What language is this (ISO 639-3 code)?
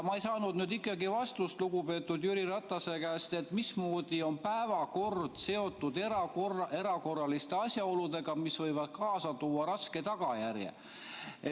est